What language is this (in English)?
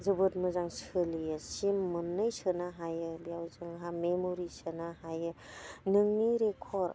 Bodo